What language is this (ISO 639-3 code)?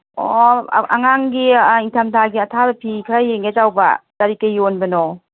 mni